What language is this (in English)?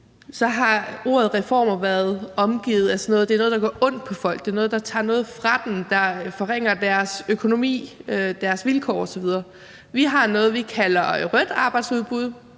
Danish